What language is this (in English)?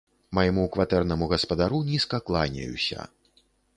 Belarusian